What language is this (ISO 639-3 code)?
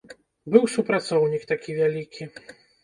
bel